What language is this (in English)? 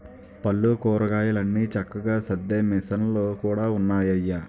Telugu